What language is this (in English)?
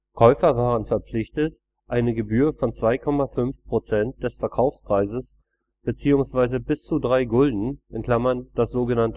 German